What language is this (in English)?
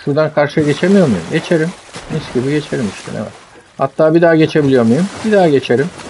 Turkish